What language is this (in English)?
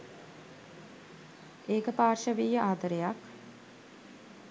Sinhala